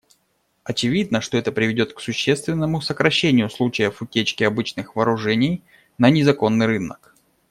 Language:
Russian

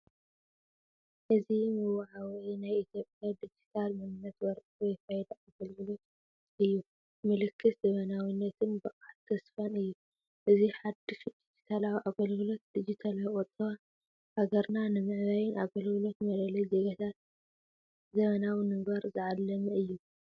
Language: Tigrinya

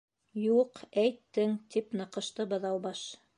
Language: Bashkir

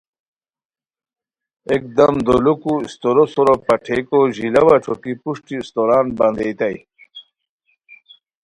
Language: Khowar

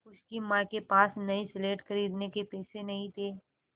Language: Hindi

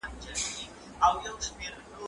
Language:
Pashto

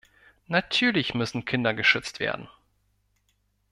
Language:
German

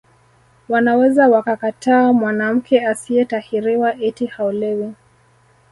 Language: Swahili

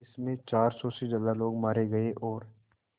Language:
Hindi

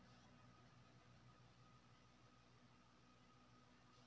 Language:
Maithili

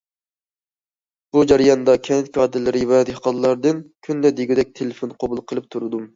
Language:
Uyghur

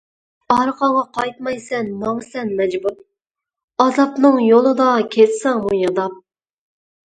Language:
Uyghur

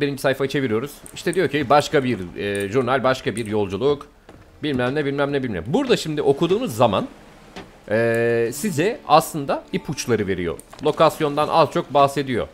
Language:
Turkish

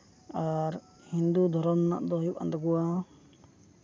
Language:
Santali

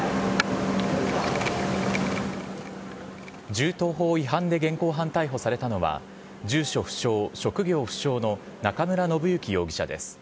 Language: Japanese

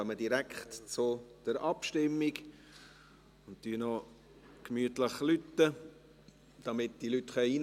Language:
Swiss German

